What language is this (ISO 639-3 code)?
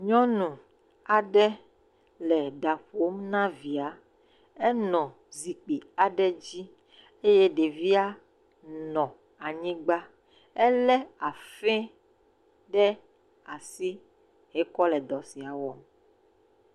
ewe